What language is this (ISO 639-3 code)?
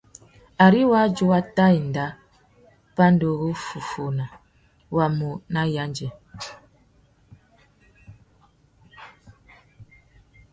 bag